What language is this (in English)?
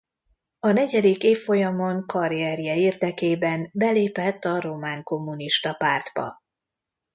Hungarian